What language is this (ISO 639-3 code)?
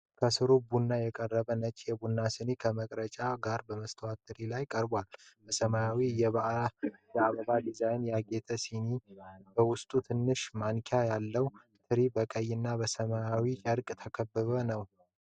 amh